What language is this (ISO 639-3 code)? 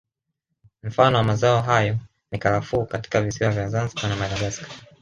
swa